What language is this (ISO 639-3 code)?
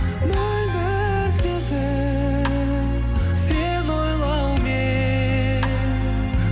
kaz